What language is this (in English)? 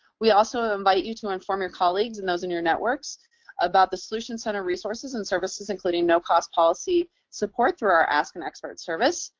English